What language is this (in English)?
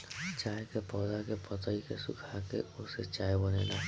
Bhojpuri